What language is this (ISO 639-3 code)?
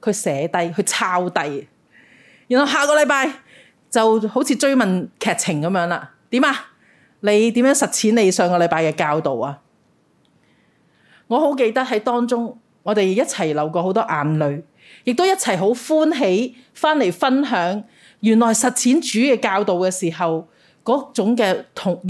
zho